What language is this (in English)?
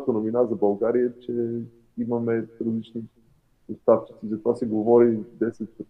Bulgarian